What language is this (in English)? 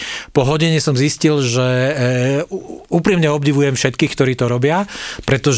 Slovak